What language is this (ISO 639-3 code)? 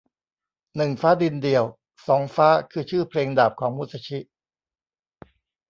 tha